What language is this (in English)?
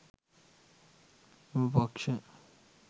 Sinhala